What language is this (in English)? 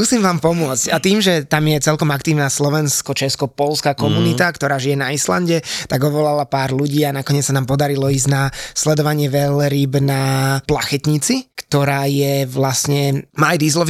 Slovak